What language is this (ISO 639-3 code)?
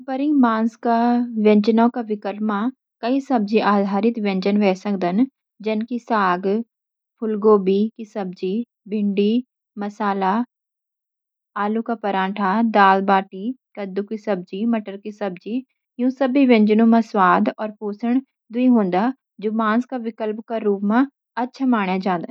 gbm